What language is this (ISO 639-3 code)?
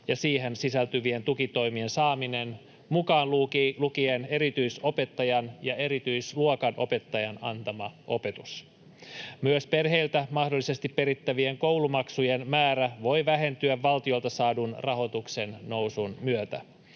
fin